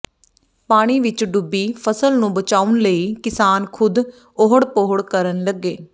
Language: Punjabi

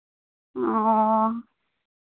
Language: Santali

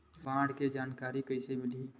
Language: Chhattisgarhi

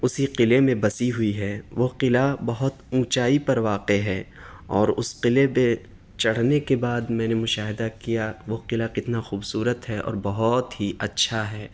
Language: Urdu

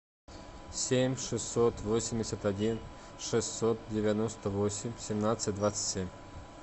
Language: Russian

